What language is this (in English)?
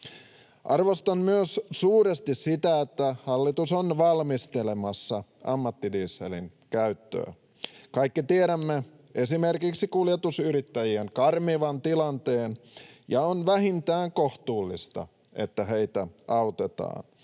Finnish